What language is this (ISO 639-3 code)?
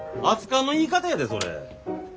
jpn